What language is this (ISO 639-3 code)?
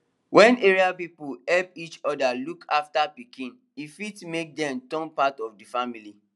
pcm